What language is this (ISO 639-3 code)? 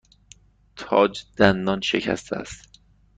fas